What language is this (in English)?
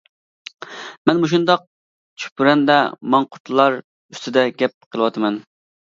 Uyghur